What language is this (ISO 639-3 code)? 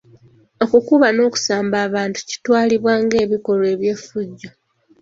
lug